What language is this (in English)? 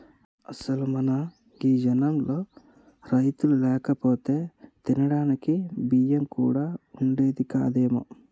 Telugu